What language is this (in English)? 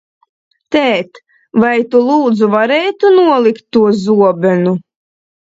Latvian